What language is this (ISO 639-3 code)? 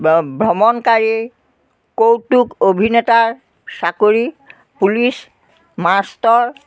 asm